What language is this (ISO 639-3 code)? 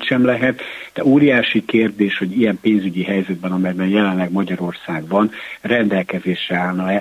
hun